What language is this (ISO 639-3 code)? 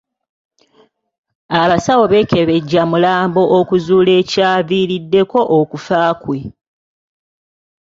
lug